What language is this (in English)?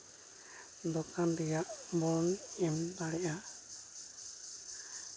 Santali